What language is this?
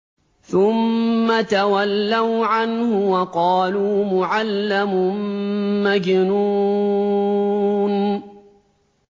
Arabic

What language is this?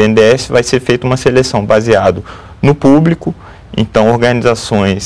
Portuguese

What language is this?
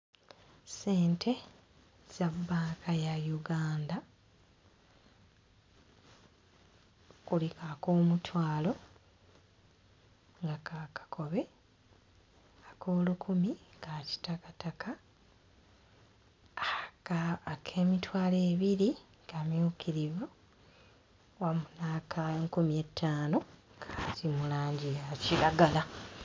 Ganda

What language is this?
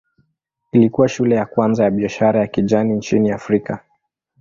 Swahili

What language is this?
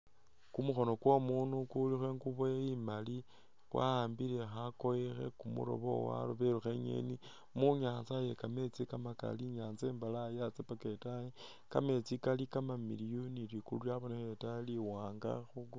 Masaaba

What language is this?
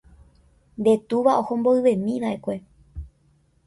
Guarani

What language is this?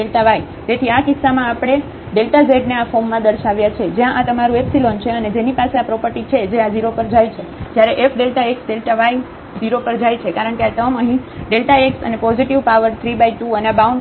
Gujarati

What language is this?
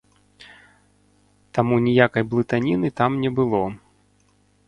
Belarusian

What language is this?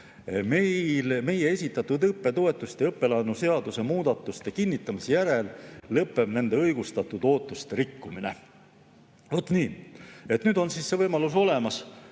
Estonian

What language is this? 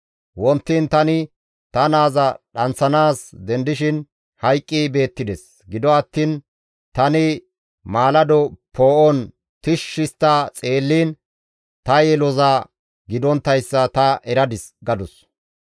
Gamo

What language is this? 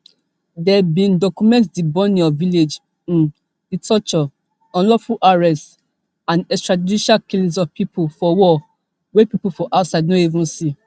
Nigerian Pidgin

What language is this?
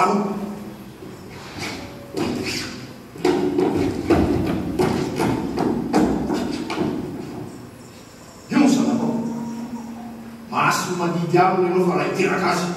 Indonesian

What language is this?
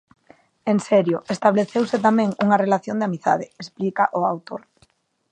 Galician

